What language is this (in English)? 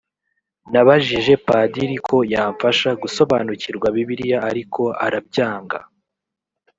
Kinyarwanda